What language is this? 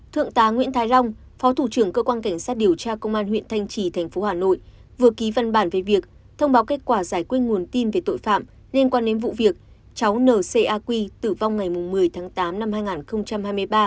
Vietnamese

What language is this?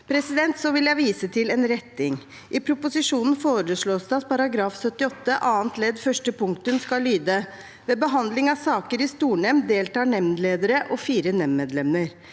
Norwegian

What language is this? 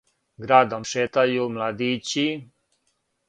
Serbian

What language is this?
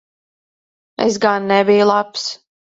Latvian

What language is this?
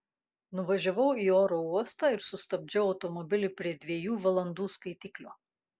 Lithuanian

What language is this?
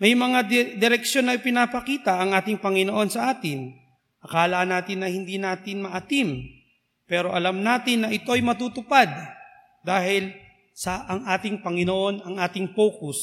Filipino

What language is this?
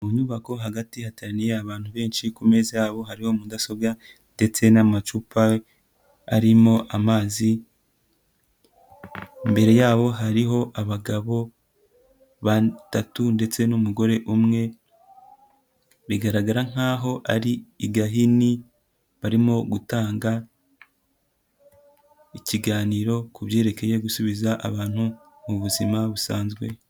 Kinyarwanda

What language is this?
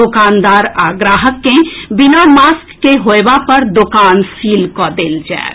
Maithili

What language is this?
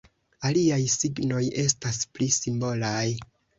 Esperanto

